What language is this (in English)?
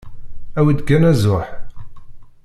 Kabyle